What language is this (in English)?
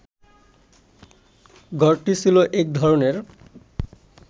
Bangla